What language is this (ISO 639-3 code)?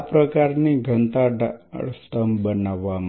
guj